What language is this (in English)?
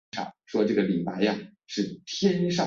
Chinese